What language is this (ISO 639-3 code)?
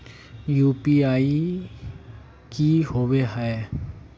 mag